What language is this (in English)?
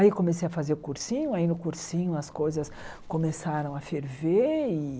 Portuguese